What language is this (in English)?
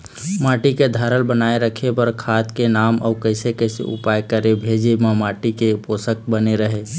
Chhattisgarhi